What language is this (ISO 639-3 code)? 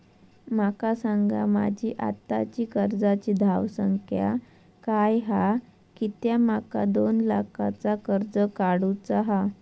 mar